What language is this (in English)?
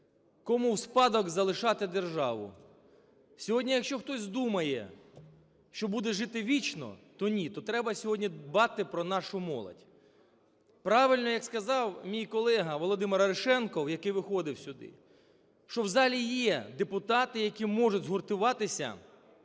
Ukrainian